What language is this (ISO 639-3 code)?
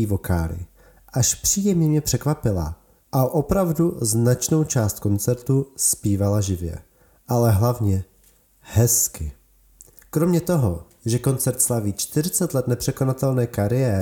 ces